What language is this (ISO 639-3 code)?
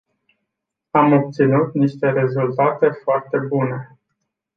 ron